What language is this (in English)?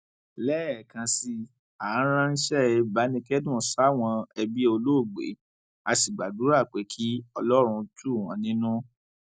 Yoruba